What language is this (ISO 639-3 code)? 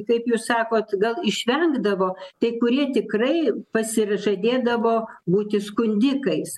lit